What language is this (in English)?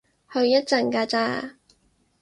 Cantonese